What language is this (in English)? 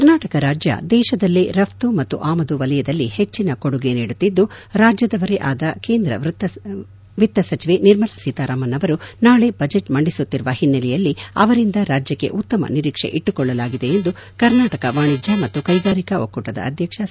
Kannada